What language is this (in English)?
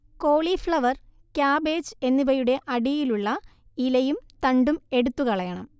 Malayalam